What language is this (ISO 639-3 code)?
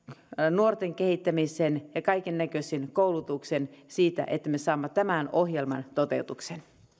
fin